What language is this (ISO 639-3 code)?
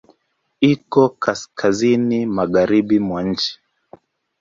swa